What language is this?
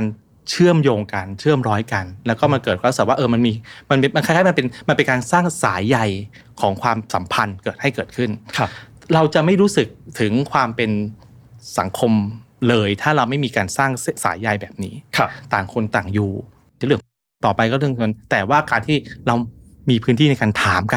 Thai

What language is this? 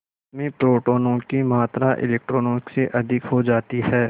Hindi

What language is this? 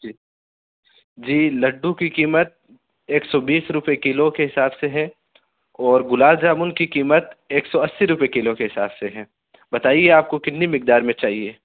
Urdu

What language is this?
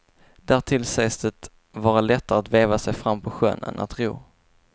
Swedish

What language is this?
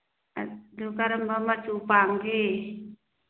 Manipuri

